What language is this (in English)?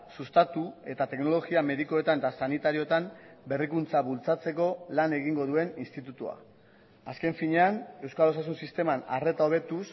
Basque